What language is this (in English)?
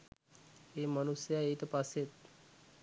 Sinhala